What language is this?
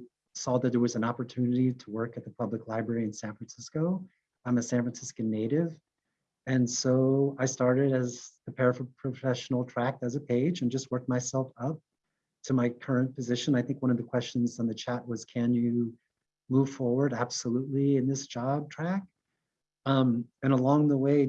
English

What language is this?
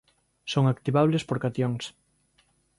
Galician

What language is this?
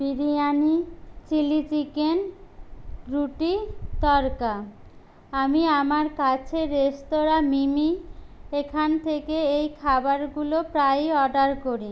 Bangla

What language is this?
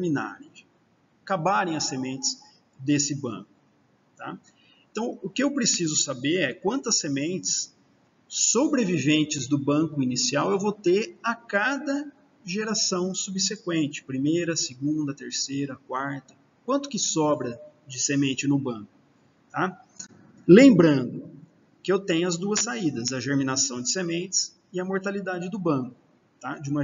Portuguese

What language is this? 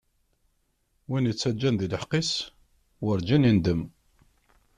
Kabyle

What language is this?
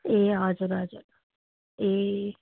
Nepali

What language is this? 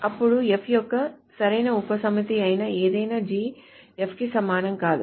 Telugu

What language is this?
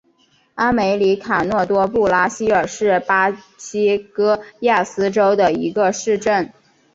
Chinese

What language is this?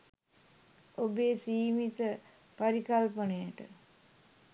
Sinhala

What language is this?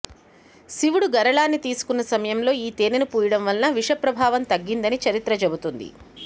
Telugu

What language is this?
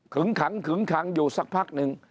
Thai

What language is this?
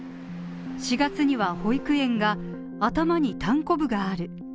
Japanese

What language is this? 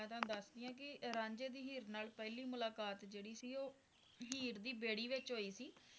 Punjabi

